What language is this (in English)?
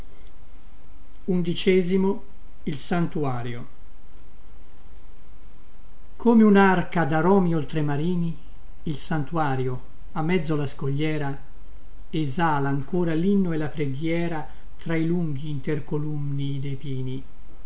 Italian